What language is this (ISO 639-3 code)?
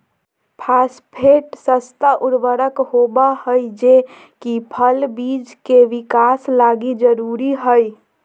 mag